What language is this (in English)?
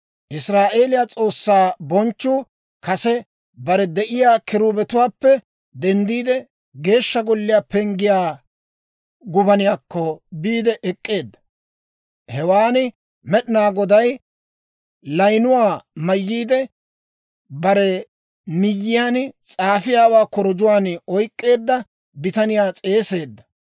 Dawro